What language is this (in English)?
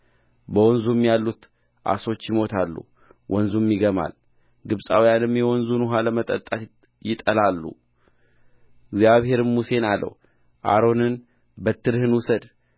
Amharic